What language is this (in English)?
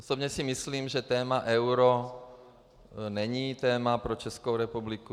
Czech